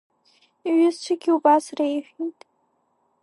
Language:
Abkhazian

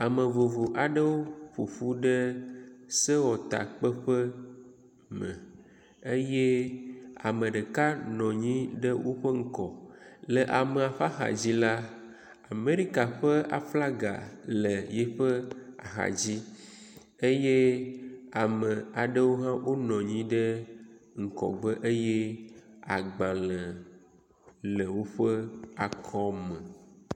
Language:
Ewe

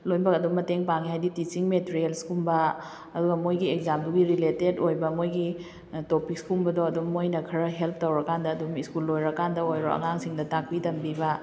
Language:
Manipuri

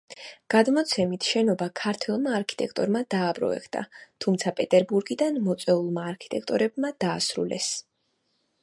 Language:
Georgian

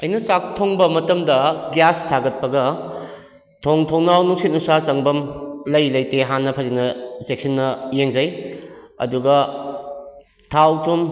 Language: Manipuri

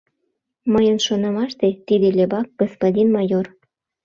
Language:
Mari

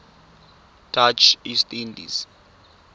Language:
Tswana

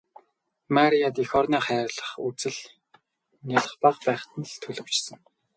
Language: Mongolian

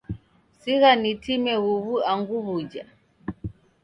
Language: Taita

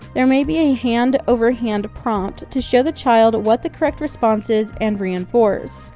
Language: English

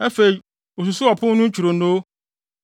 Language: Akan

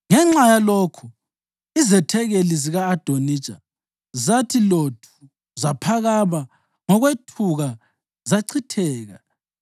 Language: North Ndebele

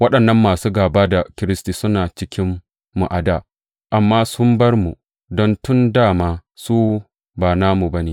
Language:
Hausa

